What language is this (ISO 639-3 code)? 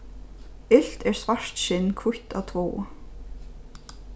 fao